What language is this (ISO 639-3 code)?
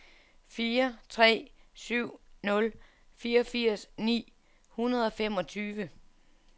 dan